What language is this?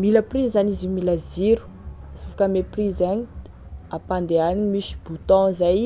Tesaka Malagasy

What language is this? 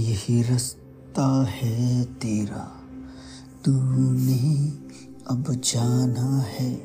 Hindi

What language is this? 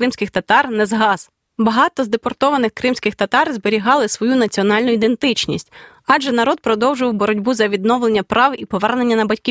Ukrainian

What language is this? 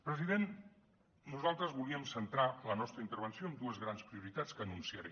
Catalan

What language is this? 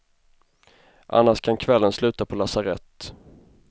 Swedish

